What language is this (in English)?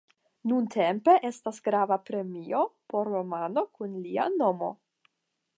Esperanto